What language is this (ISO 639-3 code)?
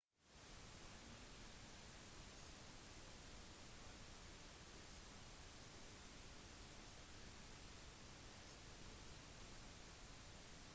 nob